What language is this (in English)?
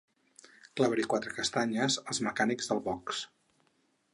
Catalan